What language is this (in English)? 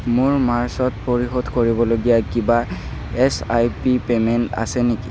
Assamese